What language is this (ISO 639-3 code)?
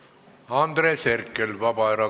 est